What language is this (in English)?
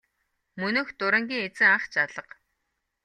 Mongolian